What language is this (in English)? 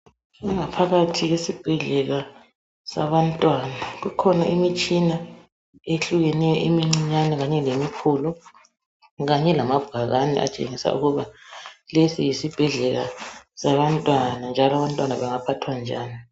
North Ndebele